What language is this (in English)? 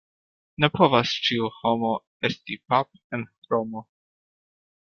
Esperanto